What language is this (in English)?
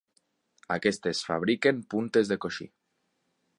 Catalan